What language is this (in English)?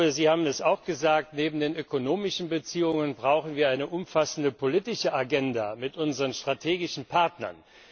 German